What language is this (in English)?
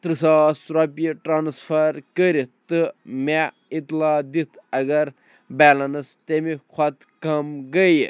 Kashmiri